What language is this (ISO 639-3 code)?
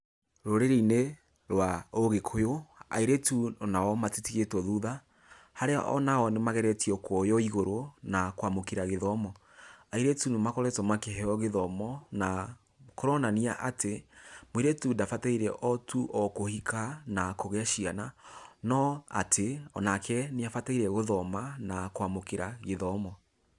kik